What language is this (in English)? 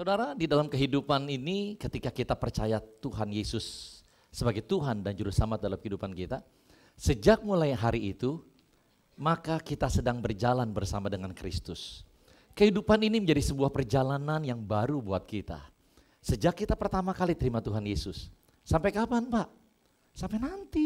Indonesian